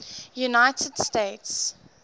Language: English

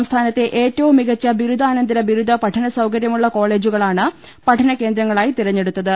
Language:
Malayalam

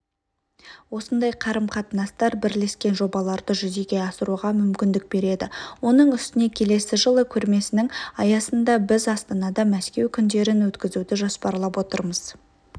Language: Kazakh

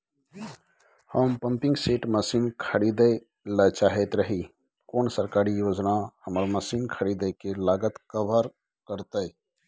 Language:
Maithili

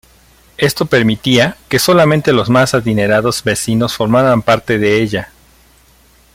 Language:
Spanish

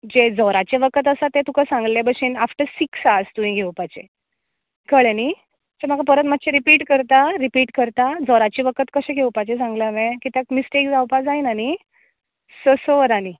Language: Konkani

